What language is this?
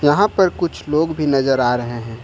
Hindi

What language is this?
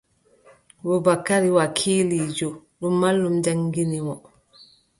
Adamawa Fulfulde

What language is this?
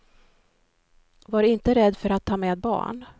Swedish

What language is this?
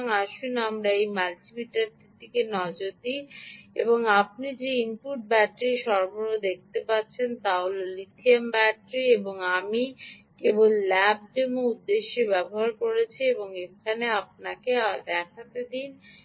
Bangla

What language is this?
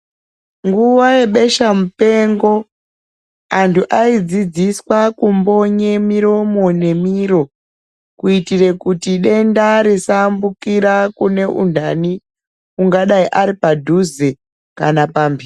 Ndau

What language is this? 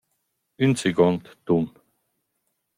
Romansh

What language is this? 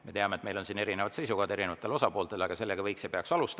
Estonian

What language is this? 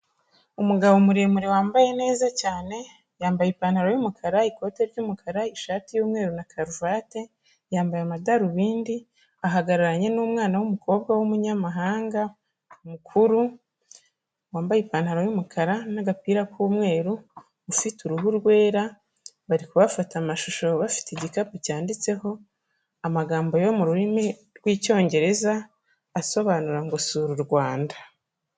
Kinyarwanda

